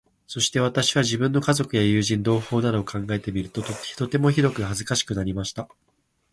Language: Japanese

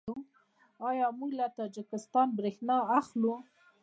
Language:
Pashto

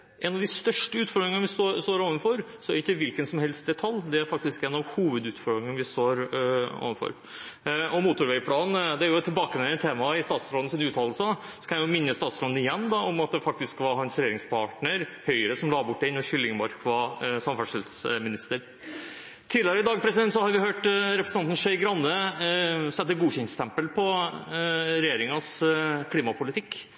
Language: Norwegian Bokmål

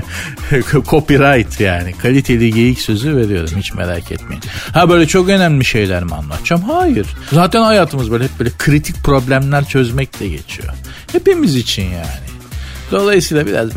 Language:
Turkish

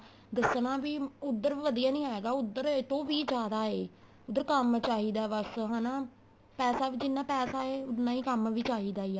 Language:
Punjabi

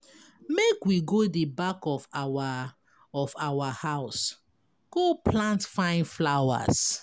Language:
Nigerian Pidgin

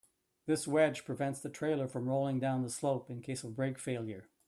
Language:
English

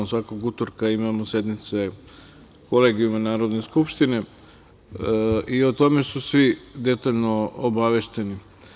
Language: Serbian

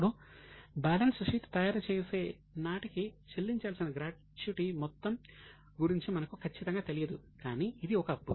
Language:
Telugu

